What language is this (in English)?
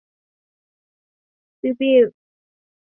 Chinese